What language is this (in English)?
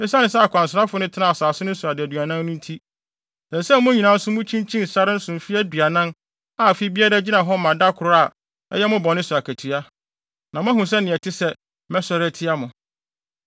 Akan